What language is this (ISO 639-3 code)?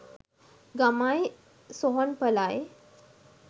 sin